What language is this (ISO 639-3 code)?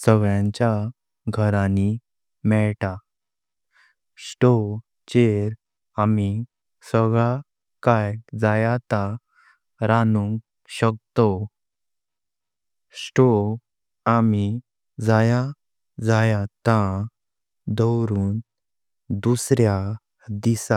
kok